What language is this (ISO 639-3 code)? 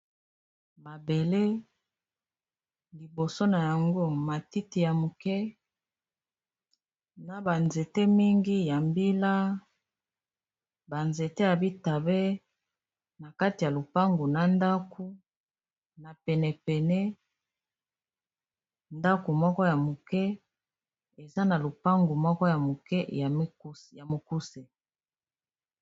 lin